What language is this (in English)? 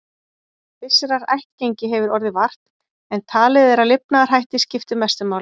Icelandic